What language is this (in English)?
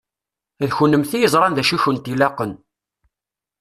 Kabyle